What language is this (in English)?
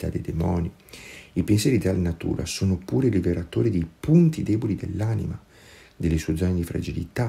Italian